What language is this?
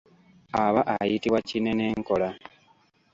Ganda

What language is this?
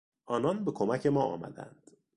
Persian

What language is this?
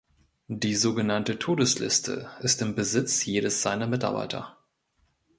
German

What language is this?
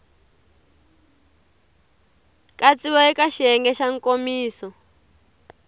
Tsonga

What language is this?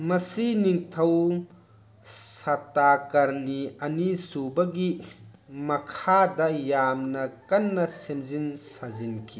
Manipuri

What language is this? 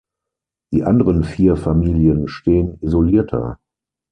German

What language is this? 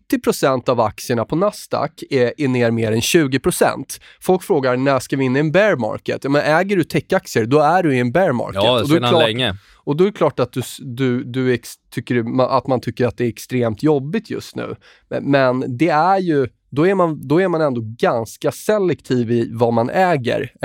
Swedish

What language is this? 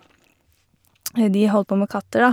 Norwegian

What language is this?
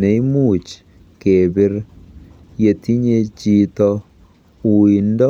Kalenjin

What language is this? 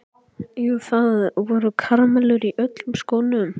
Icelandic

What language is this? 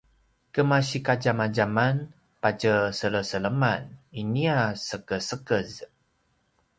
Paiwan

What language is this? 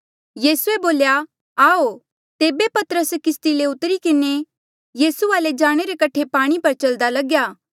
Mandeali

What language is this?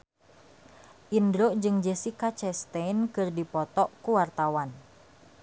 Sundanese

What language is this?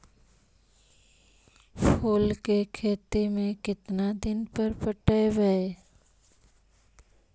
Magahi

